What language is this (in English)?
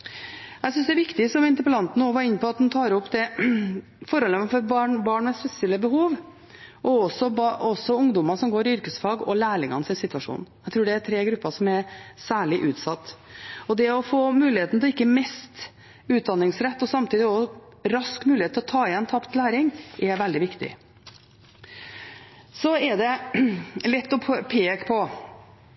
Norwegian Bokmål